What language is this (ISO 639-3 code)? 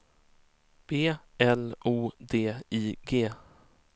swe